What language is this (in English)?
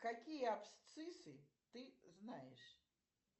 Russian